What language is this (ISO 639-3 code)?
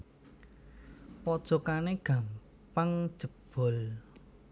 jav